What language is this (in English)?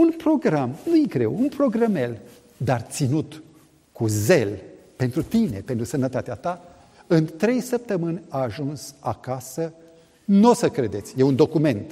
Romanian